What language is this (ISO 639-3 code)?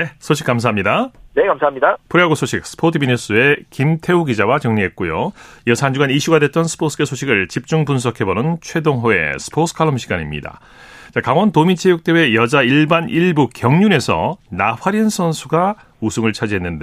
kor